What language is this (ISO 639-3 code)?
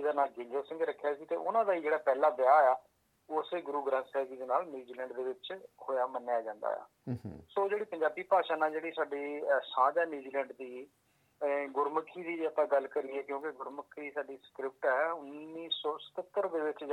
pan